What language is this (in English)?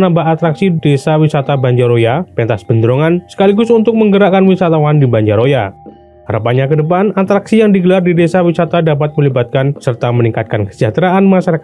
Indonesian